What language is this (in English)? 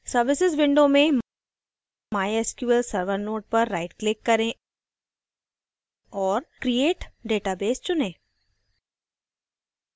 Hindi